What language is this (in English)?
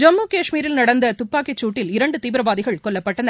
Tamil